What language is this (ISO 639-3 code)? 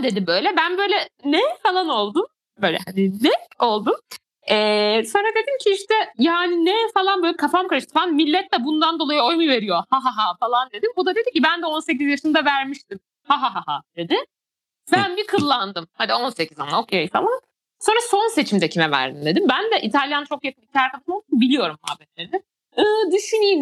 tur